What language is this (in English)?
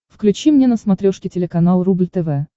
Russian